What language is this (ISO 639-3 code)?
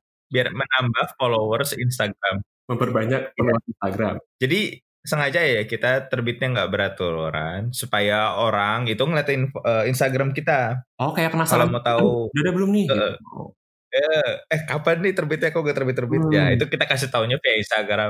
ind